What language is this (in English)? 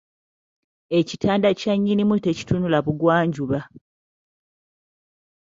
Ganda